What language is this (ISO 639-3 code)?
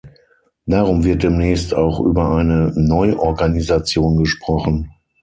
deu